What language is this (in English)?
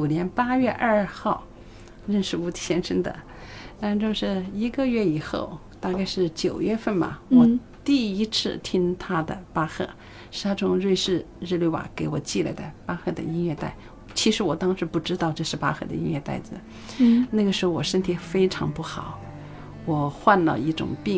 Chinese